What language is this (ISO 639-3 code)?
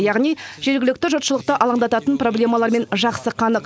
kaz